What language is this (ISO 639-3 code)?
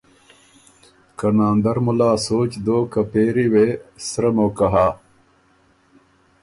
oru